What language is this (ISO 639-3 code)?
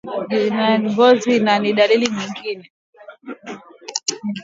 swa